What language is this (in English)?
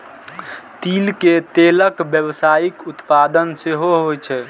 Maithili